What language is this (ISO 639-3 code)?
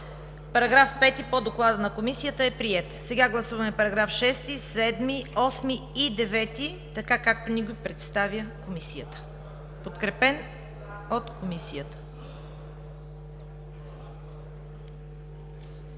bul